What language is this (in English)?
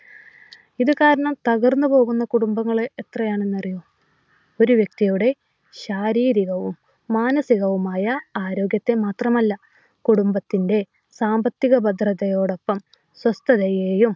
Malayalam